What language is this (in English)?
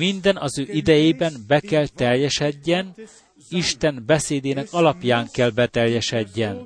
Hungarian